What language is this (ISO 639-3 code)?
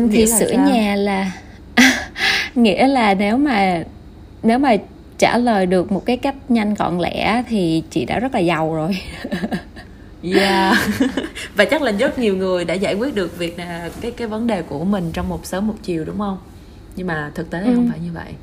vie